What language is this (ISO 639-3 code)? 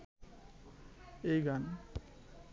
ben